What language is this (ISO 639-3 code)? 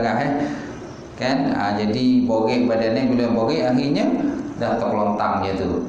msa